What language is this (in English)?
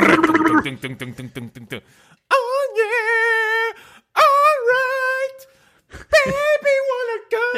Swedish